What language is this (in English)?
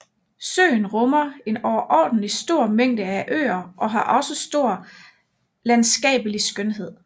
Danish